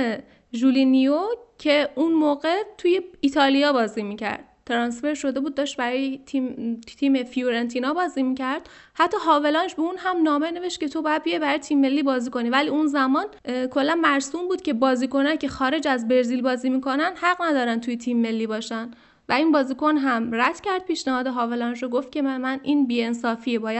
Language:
Persian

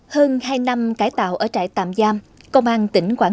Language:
Vietnamese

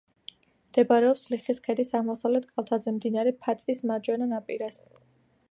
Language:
Georgian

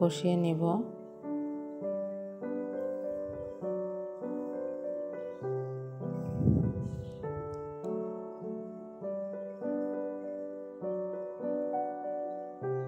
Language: Arabic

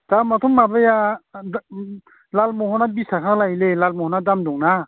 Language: Bodo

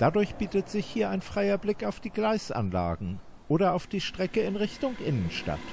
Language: German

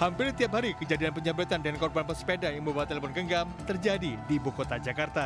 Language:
Indonesian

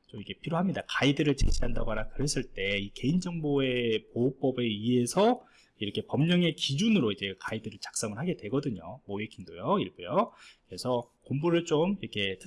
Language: Korean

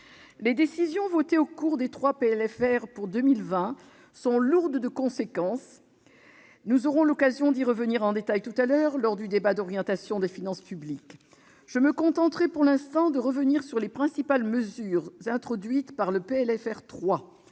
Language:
French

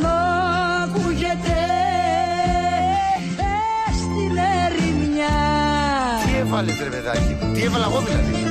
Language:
Greek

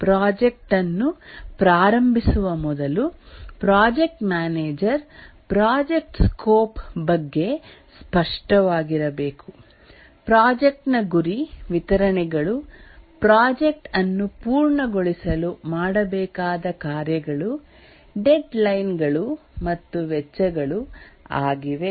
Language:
Kannada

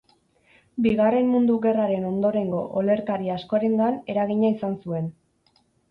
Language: Basque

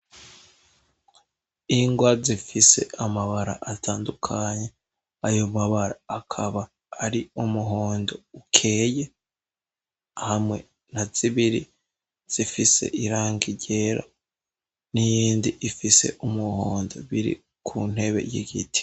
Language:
Rundi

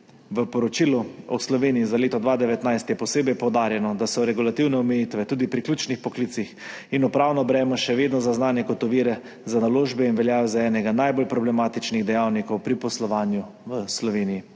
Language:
Slovenian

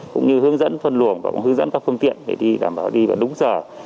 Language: Vietnamese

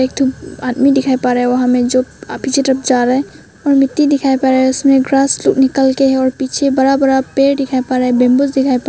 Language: Hindi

